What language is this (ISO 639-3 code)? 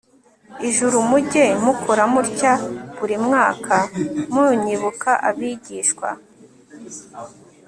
kin